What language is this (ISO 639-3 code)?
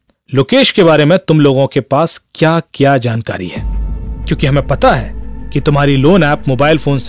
hin